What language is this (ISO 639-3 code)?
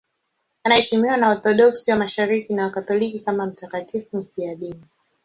swa